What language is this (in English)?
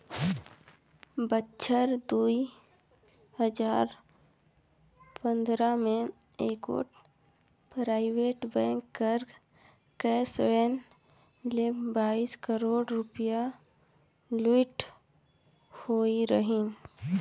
Chhattisgarhi